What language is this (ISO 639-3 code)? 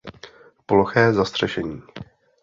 ces